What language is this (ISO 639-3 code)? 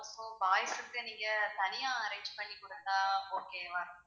tam